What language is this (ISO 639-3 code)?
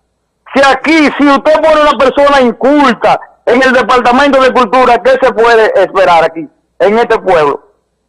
spa